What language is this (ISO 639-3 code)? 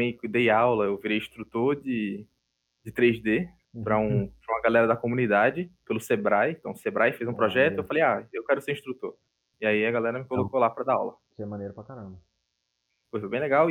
por